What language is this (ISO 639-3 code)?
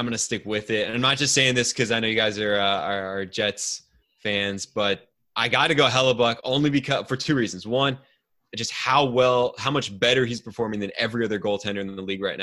eng